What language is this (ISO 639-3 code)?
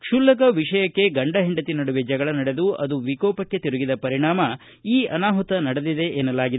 kan